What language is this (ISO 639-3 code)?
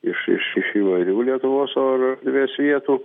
lit